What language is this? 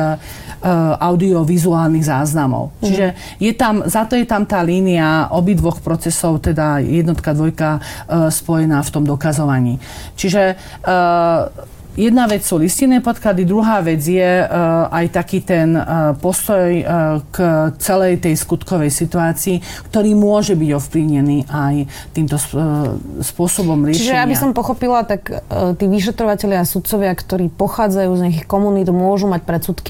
Slovak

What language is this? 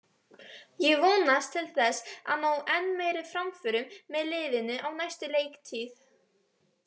Icelandic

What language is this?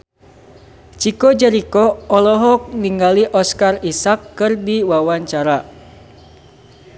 Sundanese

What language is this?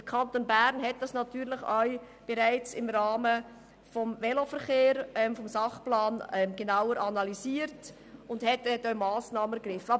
Swiss German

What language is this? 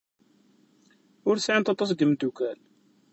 Kabyle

